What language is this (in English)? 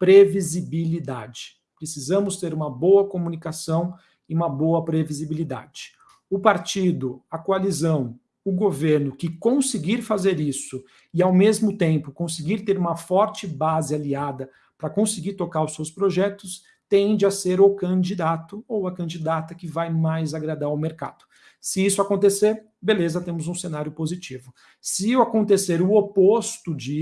Portuguese